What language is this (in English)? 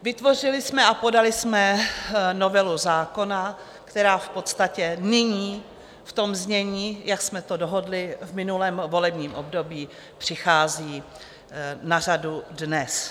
Czech